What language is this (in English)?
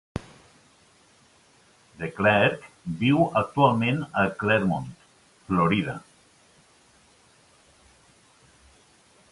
Catalan